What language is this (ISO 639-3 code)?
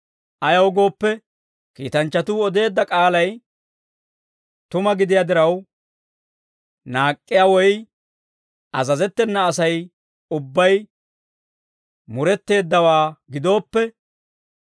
dwr